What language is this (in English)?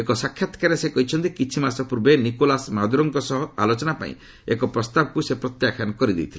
Odia